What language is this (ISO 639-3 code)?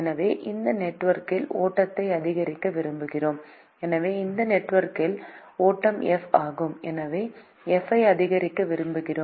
tam